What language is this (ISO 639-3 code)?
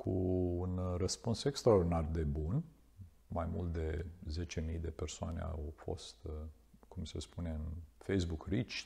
ron